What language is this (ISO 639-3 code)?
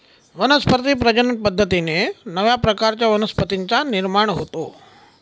mar